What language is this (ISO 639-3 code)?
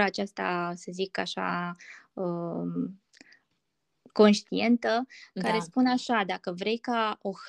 ron